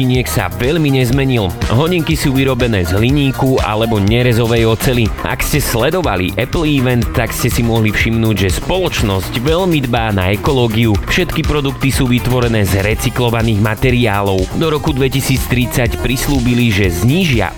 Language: Slovak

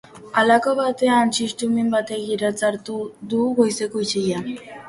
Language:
Basque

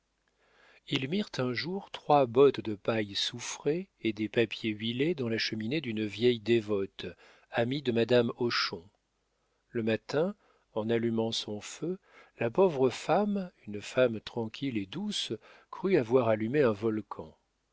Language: French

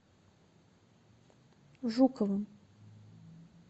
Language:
Russian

